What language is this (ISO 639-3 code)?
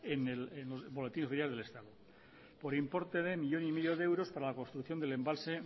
spa